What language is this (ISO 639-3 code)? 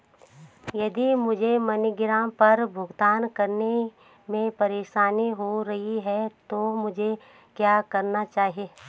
hin